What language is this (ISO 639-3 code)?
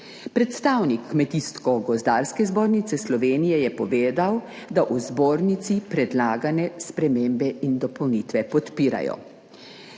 slv